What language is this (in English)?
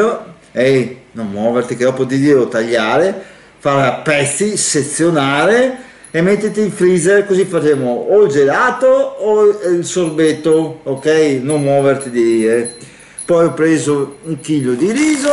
Italian